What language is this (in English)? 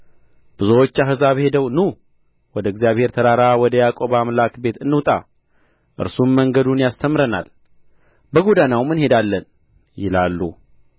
Amharic